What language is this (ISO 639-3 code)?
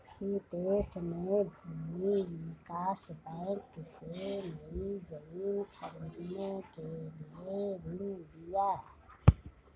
hin